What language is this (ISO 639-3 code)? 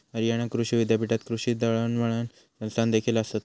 mar